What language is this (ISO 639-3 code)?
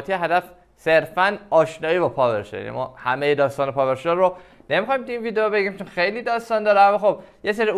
fas